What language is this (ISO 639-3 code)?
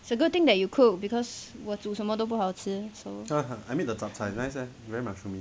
eng